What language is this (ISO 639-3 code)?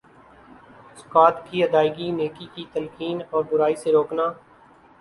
urd